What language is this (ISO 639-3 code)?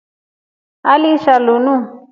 rof